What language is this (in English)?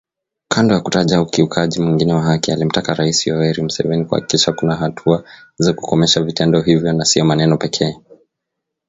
Swahili